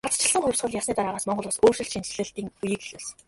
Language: Mongolian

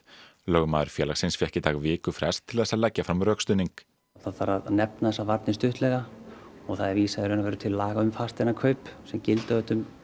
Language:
Icelandic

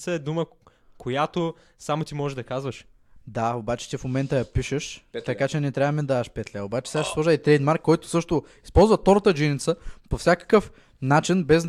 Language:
Bulgarian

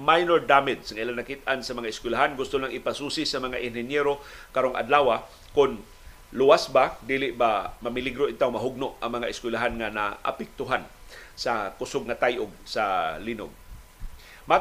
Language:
Filipino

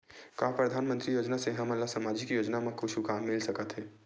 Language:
Chhattisgarhi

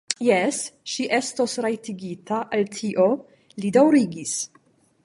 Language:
Esperanto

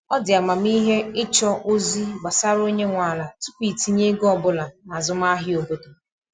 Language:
Igbo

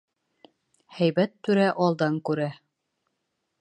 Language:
Bashkir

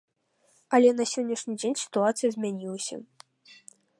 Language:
Belarusian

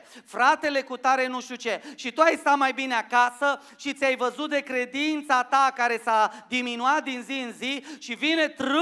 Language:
Romanian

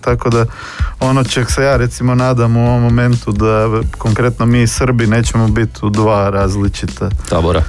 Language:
Croatian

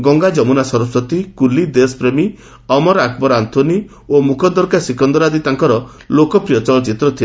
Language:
Odia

